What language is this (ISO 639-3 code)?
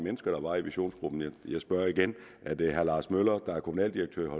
dan